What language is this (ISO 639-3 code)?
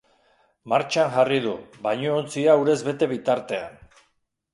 eus